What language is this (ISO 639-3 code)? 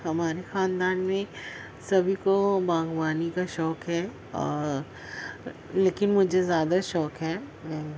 urd